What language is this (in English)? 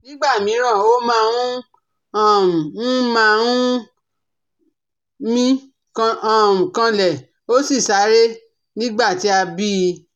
Yoruba